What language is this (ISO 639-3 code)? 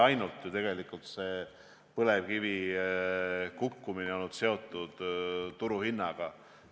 est